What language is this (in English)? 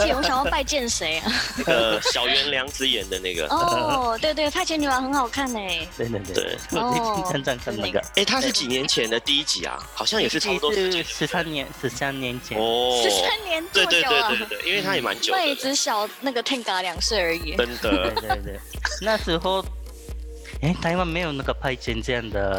Chinese